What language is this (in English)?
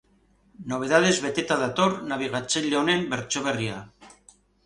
Basque